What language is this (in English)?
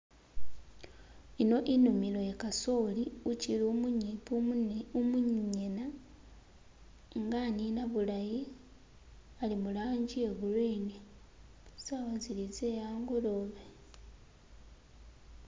Masaaba